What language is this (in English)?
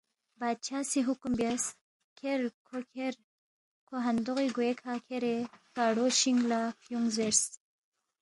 Balti